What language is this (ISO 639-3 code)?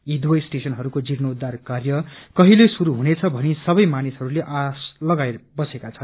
nep